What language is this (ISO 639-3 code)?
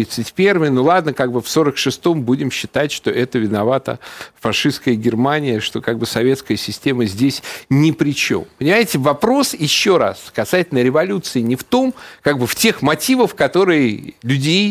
rus